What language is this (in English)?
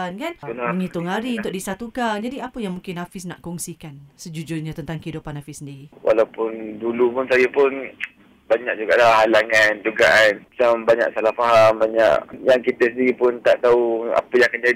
Malay